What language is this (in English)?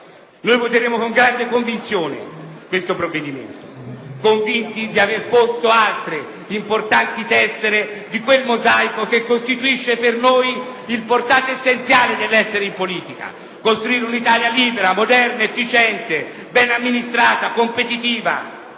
Italian